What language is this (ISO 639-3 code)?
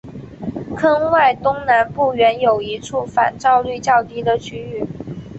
zho